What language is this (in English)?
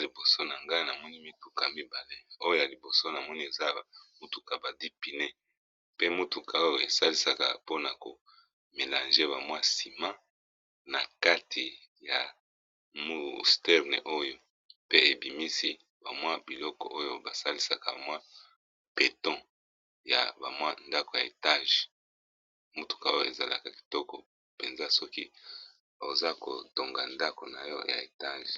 Lingala